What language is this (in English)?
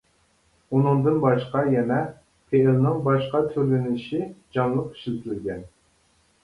Uyghur